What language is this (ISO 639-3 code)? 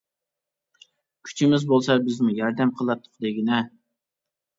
uig